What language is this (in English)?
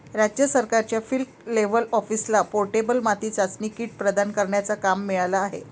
Marathi